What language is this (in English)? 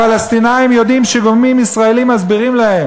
Hebrew